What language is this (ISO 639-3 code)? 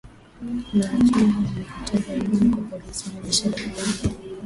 swa